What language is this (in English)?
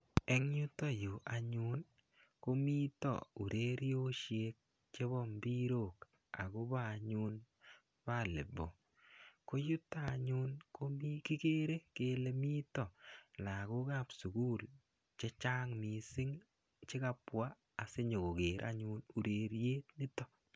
Kalenjin